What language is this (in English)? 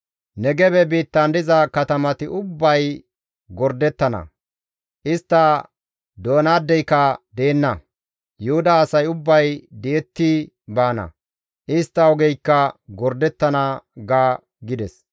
Gamo